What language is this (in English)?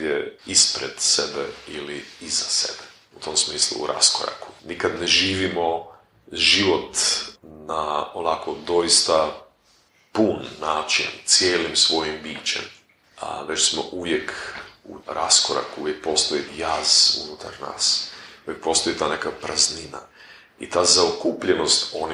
Croatian